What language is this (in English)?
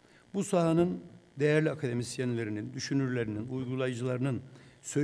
Turkish